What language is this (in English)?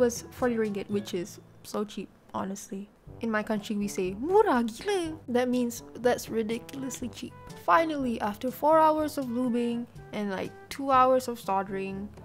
English